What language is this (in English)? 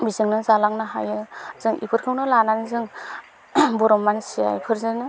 Bodo